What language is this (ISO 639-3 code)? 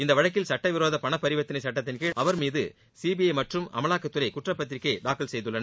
tam